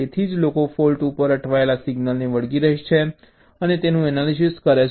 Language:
Gujarati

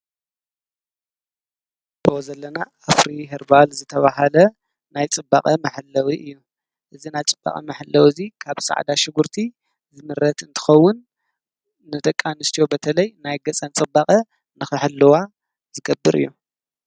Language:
Tigrinya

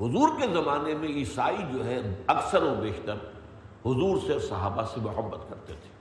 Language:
Urdu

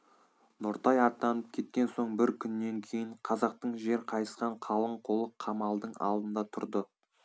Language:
Kazakh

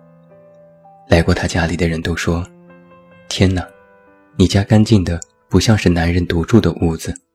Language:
Chinese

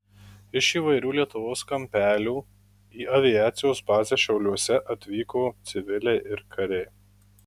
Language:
Lithuanian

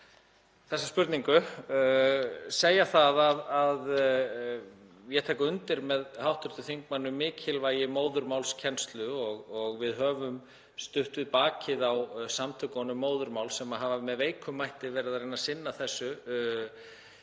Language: Icelandic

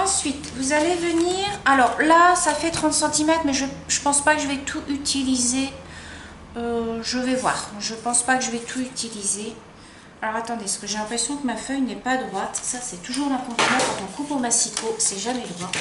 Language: French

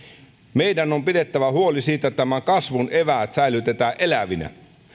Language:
Finnish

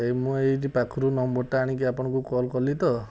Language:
Odia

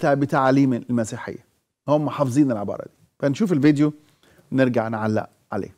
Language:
Arabic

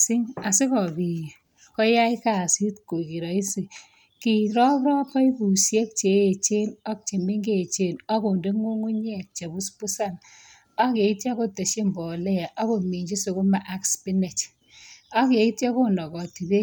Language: Kalenjin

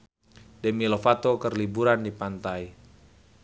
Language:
Sundanese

